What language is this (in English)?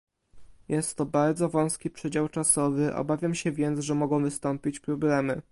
Polish